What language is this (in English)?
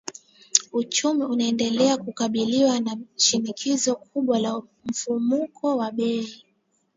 Swahili